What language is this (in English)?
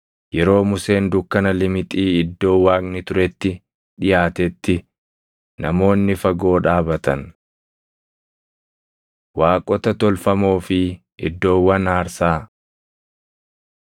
Oromo